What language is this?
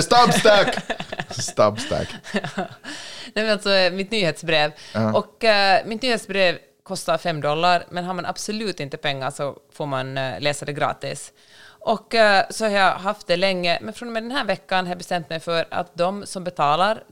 Swedish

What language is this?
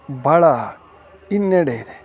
Kannada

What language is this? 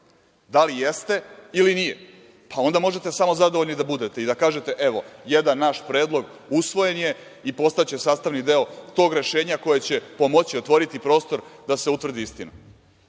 Serbian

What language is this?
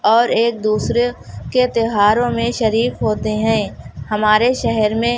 Urdu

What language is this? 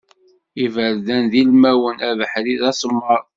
Kabyle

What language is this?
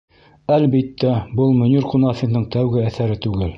Bashkir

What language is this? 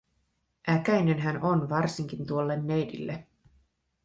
Finnish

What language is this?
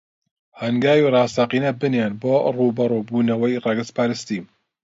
Central Kurdish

